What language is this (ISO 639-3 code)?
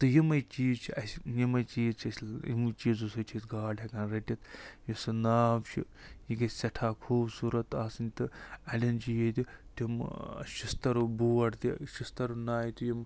kas